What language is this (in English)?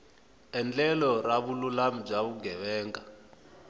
Tsonga